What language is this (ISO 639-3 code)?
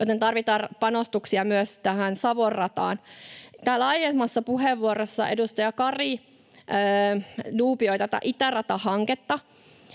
fin